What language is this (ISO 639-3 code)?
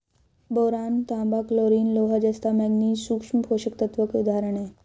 hin